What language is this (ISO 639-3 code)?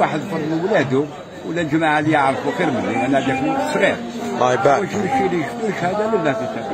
ara